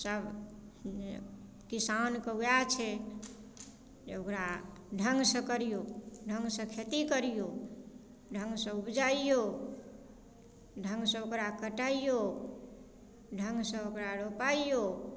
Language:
Maithili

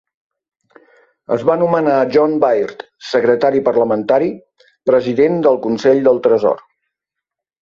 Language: Catalan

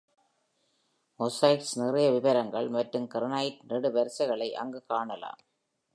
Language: Tamil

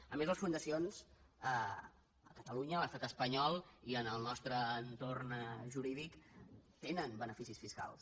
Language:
Catalan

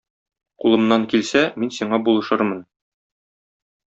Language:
Tatar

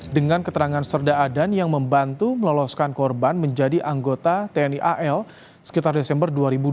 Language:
Indonesian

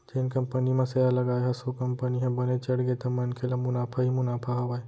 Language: Chhattisgarhi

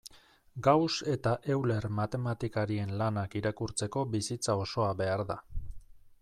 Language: Basque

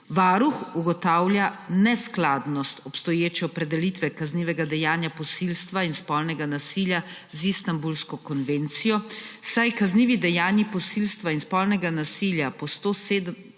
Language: Slovenian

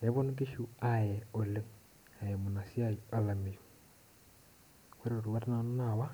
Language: Masai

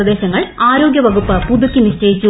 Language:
Malayalam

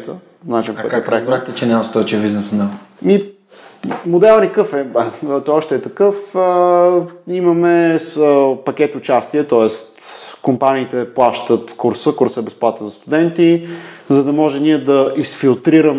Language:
Bulgarian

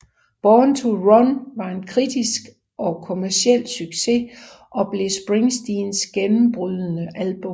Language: Danish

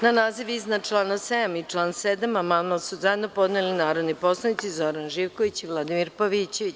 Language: Serbian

